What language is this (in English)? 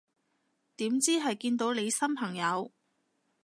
Cantonese